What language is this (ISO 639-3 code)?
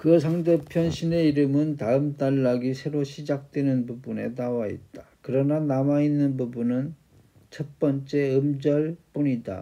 kor